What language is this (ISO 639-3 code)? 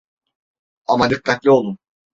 tur